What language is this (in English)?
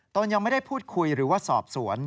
Thai